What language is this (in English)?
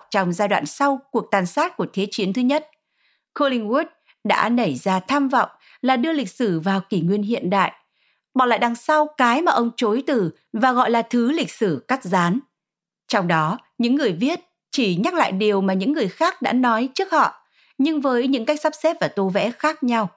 Vietnamese